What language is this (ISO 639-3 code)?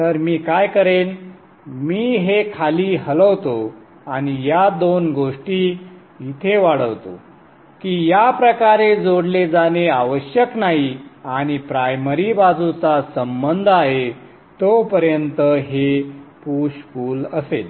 mar